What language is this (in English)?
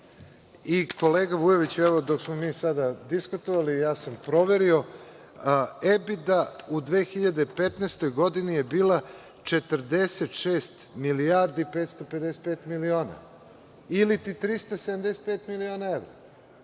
Serbian